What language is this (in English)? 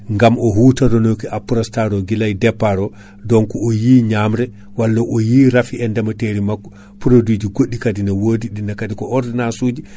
Fula